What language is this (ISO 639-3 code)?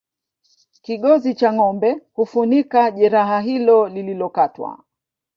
swa